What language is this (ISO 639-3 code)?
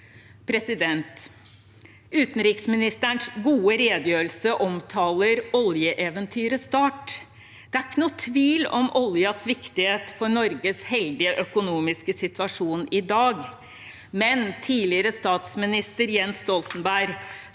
nor